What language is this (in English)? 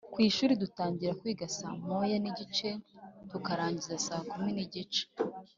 Kinyarwanda